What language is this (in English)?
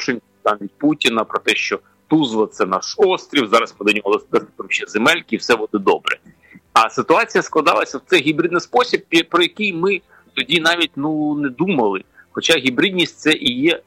Ukrainian